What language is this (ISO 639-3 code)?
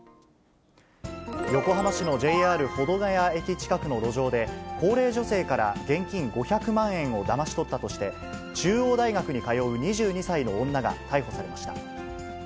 jpn